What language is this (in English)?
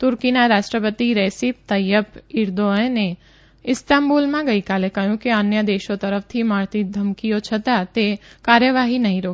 Gujarati